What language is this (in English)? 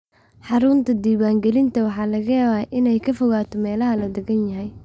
Somali